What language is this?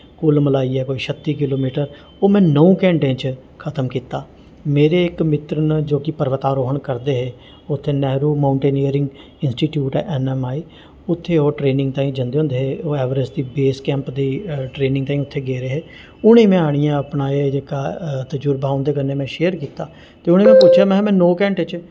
Dogri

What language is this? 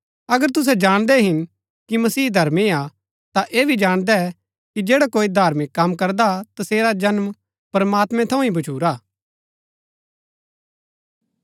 Gaddi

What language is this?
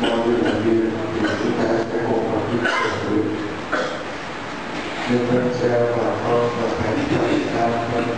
Vietnamese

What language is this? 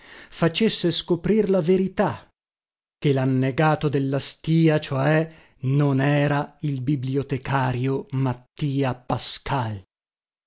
Italian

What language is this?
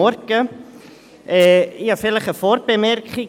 Swiss German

